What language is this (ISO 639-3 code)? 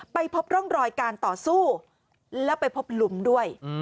tha